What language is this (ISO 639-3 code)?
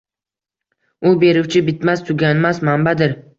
uzb